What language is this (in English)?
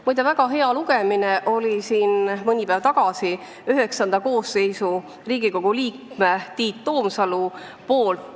Estonian